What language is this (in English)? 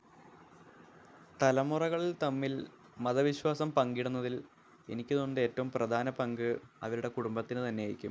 Malayalam